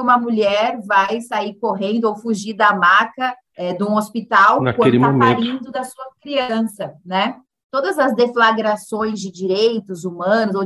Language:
Portuguese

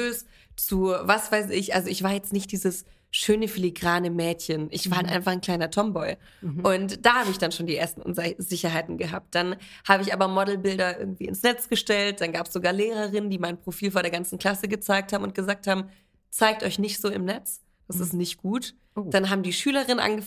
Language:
German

